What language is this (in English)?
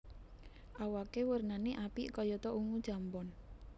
Javanese